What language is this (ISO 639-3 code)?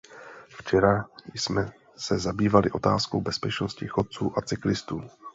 ces